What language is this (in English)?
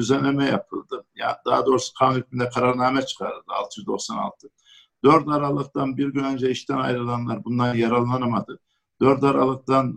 Turkish